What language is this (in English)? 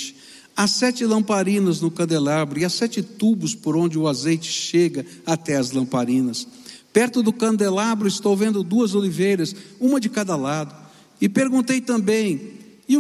Portuguese